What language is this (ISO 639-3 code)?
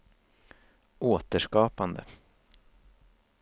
swe